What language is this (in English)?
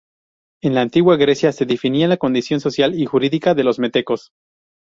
Spanish